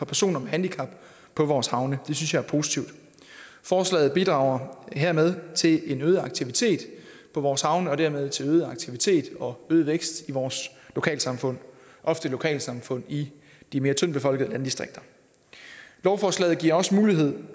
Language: Danish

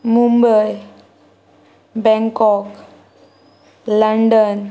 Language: Konkani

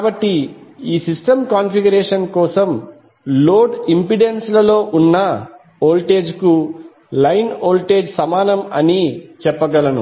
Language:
Telugu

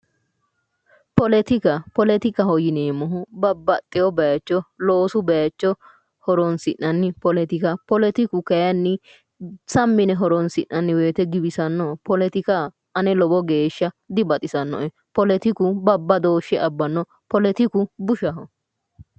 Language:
Sidamo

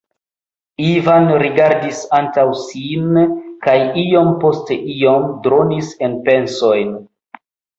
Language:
Esperanto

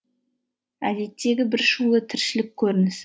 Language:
Kazakh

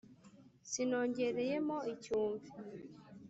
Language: Kinyarwanda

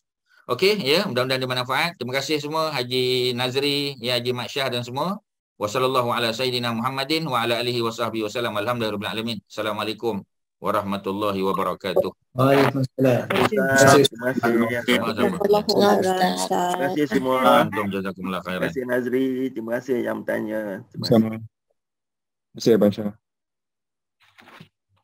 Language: Malay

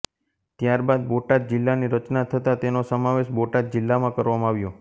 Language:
Gujarati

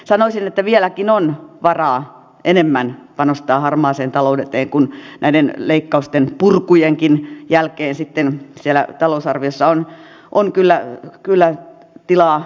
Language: Finnish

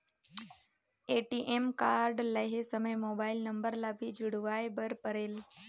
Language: Chhattisgarhi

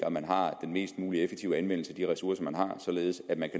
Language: Danish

